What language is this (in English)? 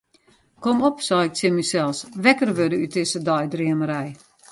Western Frisian